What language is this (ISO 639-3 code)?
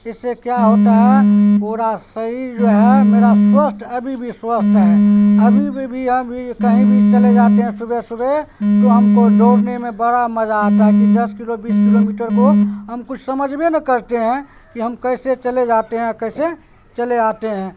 urd